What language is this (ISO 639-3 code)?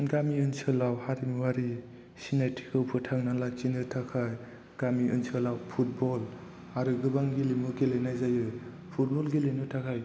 brx